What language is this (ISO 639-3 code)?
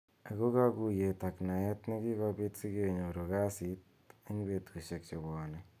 kln